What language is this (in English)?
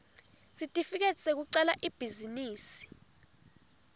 Swati